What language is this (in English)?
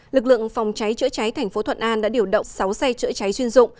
Vietnamese